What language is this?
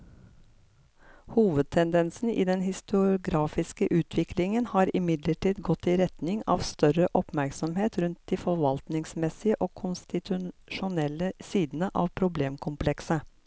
Norwegian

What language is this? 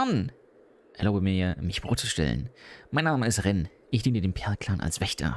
German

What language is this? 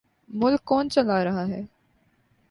Urdu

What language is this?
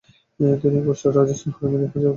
Bangla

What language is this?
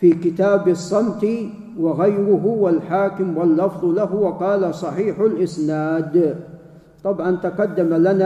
Arabic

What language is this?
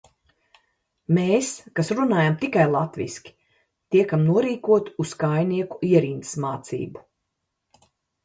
Latvian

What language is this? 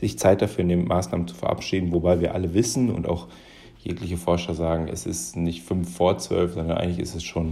German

